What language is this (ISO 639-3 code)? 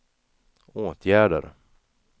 swe